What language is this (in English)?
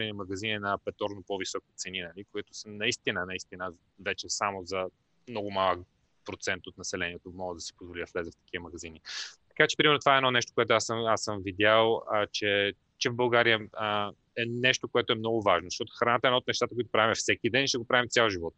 Bulgarian